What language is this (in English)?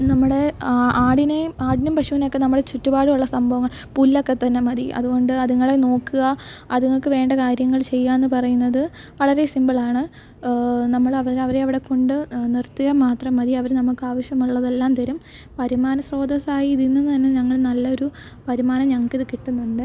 Malayalam